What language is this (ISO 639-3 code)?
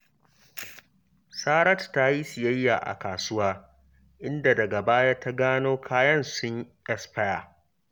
hau